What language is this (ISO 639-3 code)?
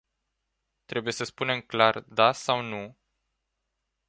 ron